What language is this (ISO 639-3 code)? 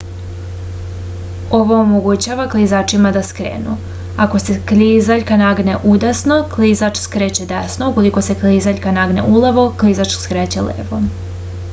srp